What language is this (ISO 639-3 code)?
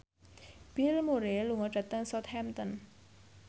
jav